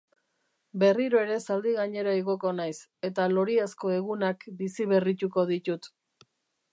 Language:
Basque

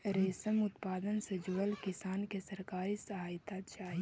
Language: Magahi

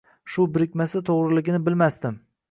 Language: Uzbek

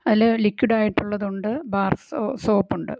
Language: Malayalam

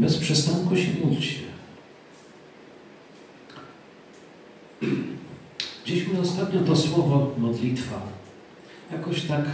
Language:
Polish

